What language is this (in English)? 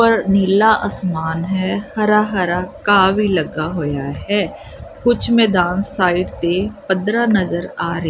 Punjabi